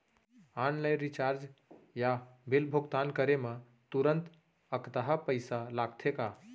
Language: Chhattisgarhi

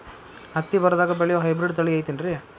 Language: Kannada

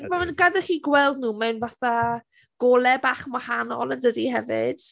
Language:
Welsh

